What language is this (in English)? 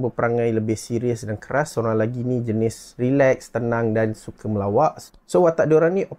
Malay